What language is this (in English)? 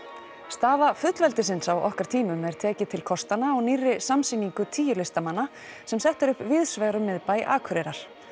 Icelandic